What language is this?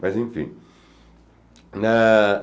Portuguese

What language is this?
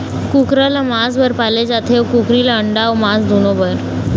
Chhattisgarhi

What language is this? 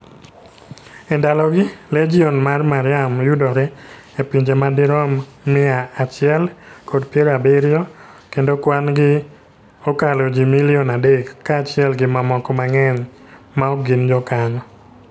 Luo (Kenya and Tanzania)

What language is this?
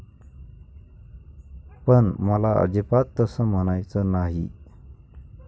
Marathi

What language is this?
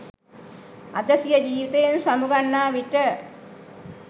Sinhala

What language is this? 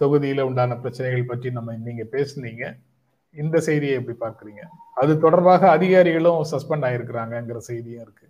Tamil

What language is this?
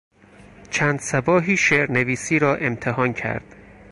Persian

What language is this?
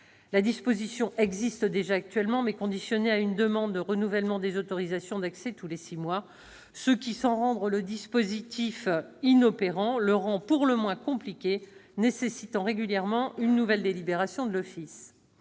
French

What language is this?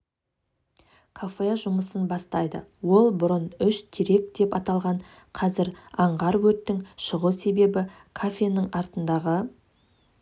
Kazakh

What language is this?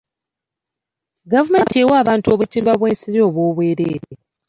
Ganda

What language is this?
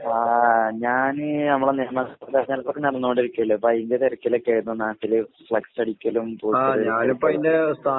Malayalam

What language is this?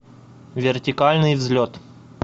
Russian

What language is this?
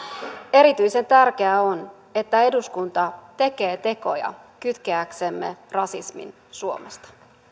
Finnish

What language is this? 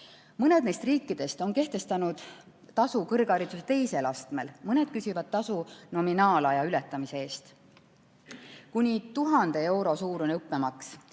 Estonian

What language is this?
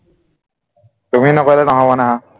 Assamese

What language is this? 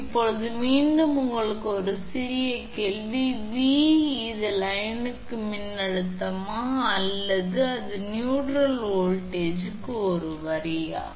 Tamil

